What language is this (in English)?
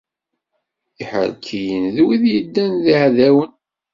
Kabyle